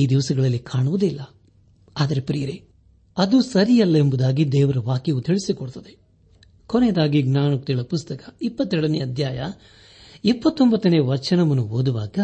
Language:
Kannada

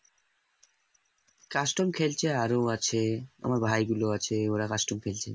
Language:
Bangla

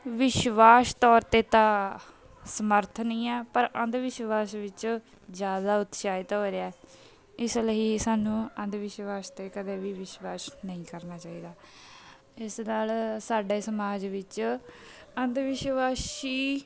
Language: Punjabi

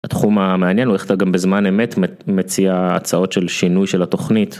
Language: Hebrew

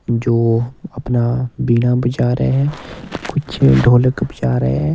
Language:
Hindi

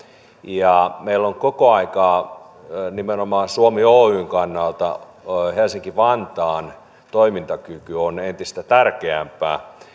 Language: Finnish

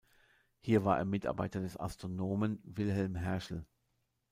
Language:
German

